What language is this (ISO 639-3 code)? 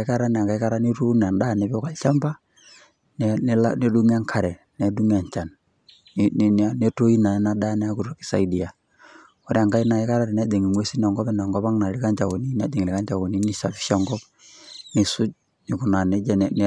mas